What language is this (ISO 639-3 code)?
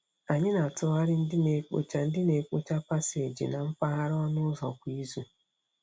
ibo